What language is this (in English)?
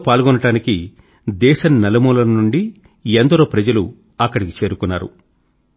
Telugu